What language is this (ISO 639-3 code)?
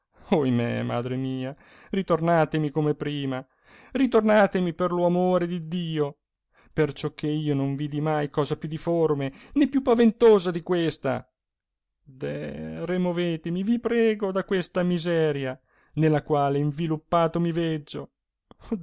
ita